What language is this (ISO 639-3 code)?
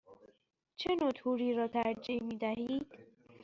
fas